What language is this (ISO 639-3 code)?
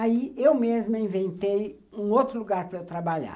por